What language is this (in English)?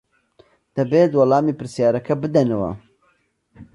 Central Kurdish